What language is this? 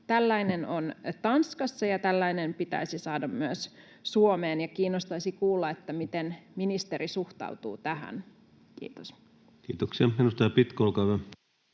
Finnish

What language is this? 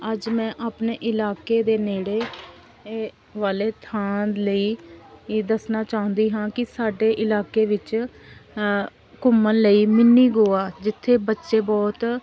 Punjabi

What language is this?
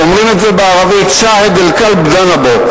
Hebrew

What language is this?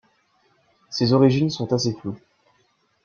French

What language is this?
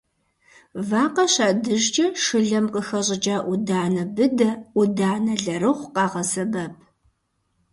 Kabardian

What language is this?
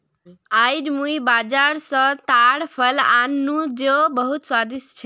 Magahi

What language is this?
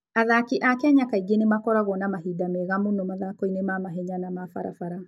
Kikuyu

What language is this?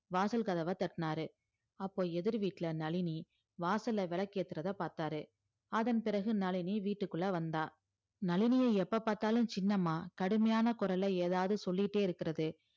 Tamil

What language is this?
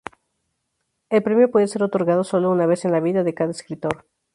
Spanish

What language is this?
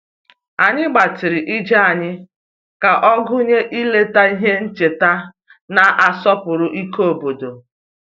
Igbo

